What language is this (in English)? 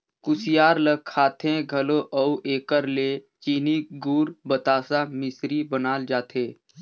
Chhattisgarhi